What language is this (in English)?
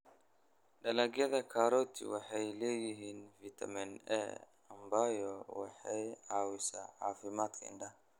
Somali